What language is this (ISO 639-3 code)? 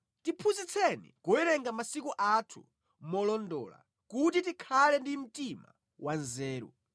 nya